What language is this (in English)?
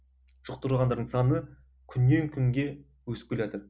Kazakh